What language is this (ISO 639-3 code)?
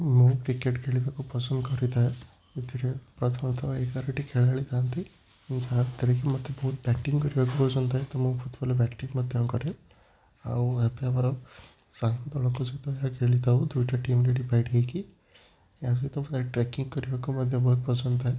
ori